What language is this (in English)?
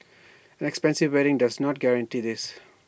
English